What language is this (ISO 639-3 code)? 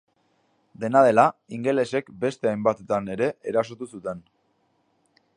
eus